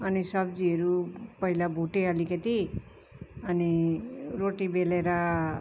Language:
Nepali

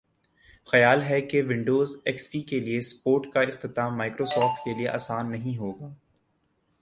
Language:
Urdu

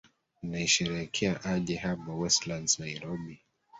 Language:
Swahili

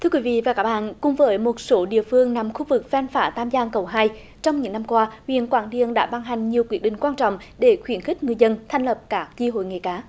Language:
Vietnamese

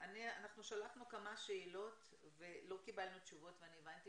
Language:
Hebrew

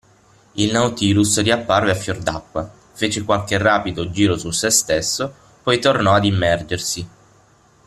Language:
Italian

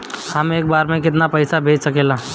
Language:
Bhojpuri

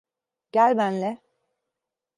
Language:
Turkish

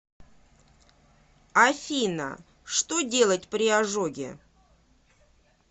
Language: Russian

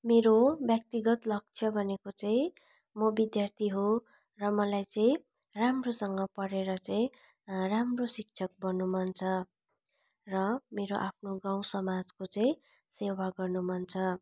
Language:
Nepali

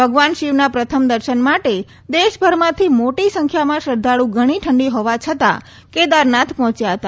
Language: Gujarati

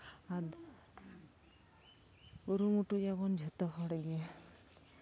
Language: Santali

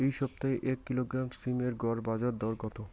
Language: Bangla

